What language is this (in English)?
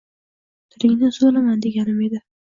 Uzbek